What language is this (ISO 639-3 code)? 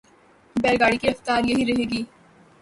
urd